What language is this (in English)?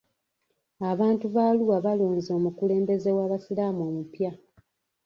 Ganda